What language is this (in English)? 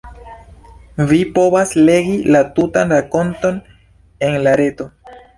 Esperanto